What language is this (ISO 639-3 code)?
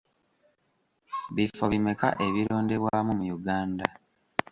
lug